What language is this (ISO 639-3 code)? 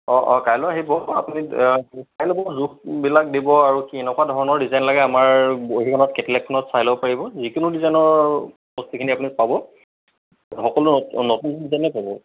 asm